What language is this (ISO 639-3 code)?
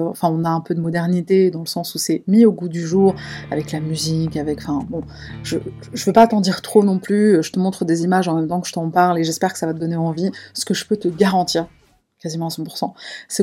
fra